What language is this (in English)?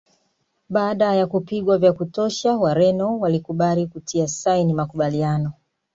Swahili